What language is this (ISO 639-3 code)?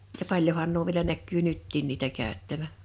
fin